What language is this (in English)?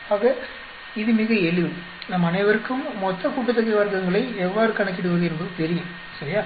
Tamil